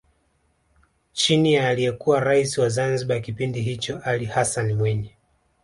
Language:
Swahili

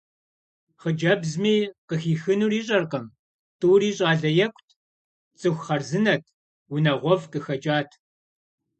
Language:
Kabardian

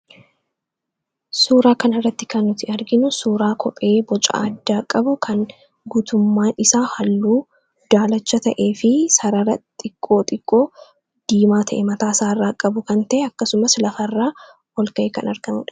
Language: Oromo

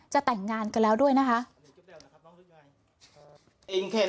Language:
Thai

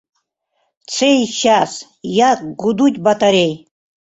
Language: Mari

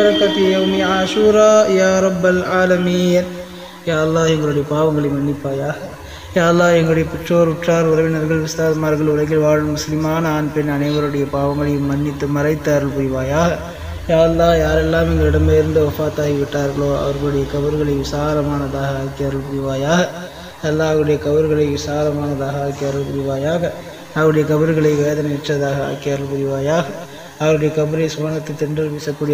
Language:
Indonesian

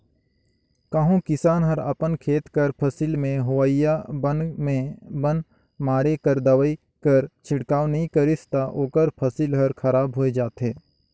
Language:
Chhattisgarhi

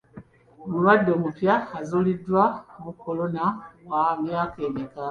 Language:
Ganda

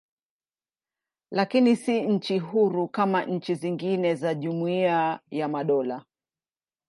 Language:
Swahili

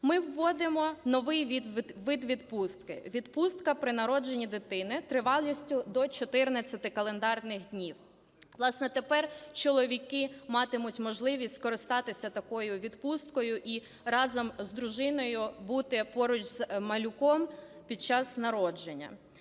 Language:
Ukrainian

